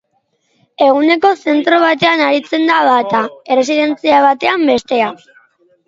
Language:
Basque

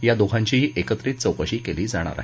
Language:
Marathi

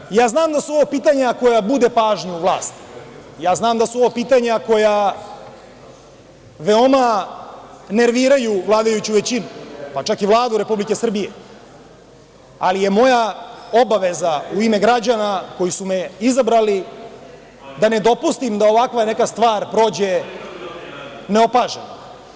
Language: Serbian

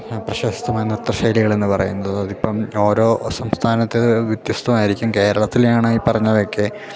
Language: Malayalam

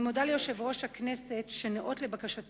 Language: Hebrew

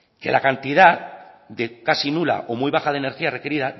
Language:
Spanish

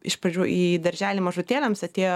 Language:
Lithuanian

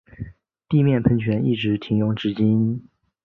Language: Chinese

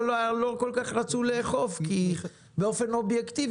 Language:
Hebrew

